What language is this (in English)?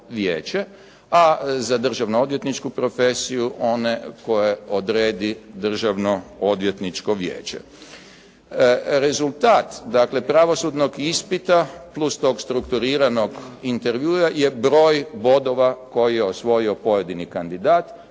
Croatian